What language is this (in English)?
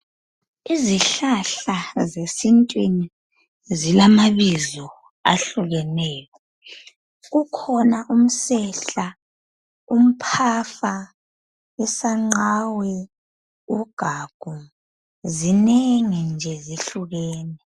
North Ndebele